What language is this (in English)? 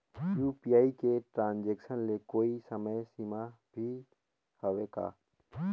Chhattisgarhi